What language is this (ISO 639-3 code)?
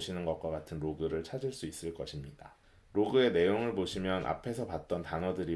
kor